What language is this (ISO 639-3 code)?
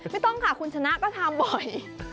tha